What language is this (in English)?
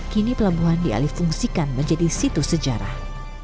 Indonesian